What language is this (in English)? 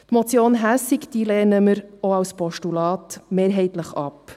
Swiss German